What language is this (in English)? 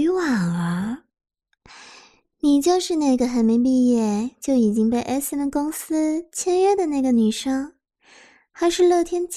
Chinese